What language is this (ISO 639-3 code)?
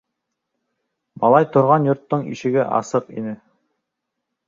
bak